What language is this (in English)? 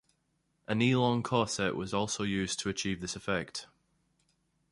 English